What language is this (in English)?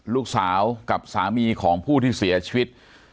Thai